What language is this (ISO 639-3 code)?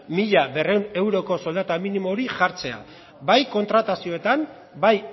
eus